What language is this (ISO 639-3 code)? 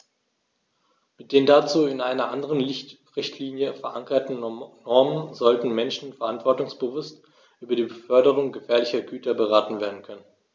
deu